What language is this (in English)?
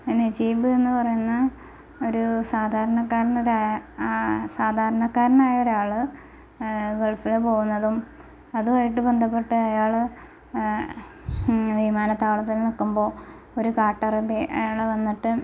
Malayalam